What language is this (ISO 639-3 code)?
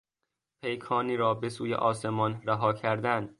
fas